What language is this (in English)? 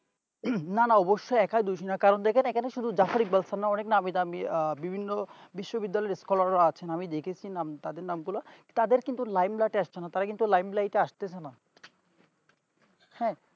Bangla